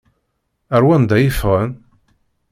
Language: Kabyle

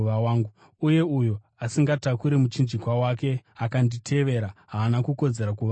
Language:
Shona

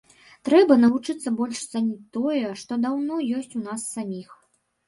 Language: Belarusian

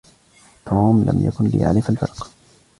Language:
Arabic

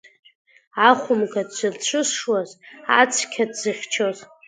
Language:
Abkhazian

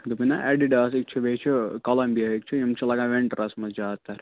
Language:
Kashmiri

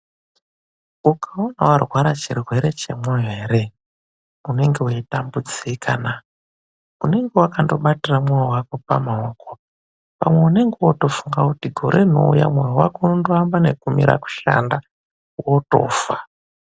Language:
Ndau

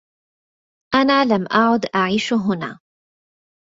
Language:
Arabic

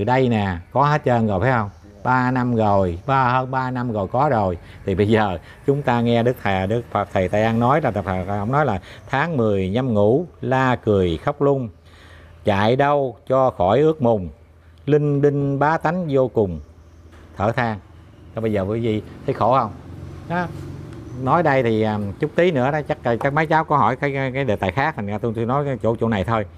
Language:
Vietnamese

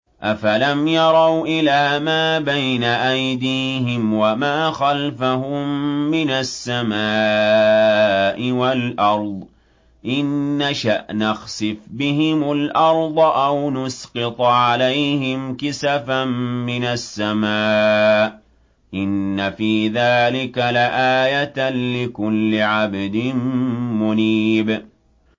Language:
Arabic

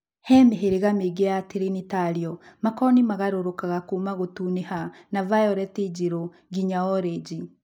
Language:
Kikuyu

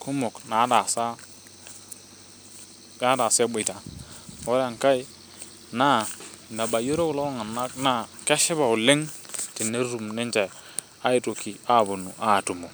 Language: Masai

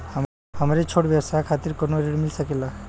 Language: Bhojpuri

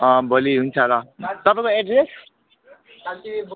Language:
Nepali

